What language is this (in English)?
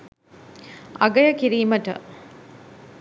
Sinhala